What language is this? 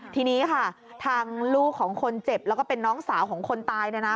Thai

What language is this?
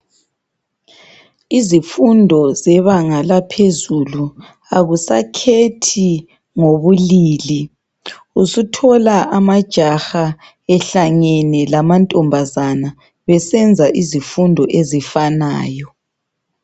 North Ndebele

